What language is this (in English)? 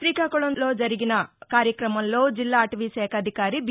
Telugu